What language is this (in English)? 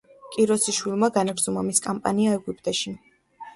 Georgian